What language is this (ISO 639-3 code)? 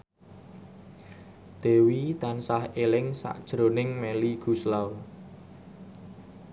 jav